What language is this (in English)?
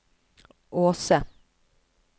Norwegian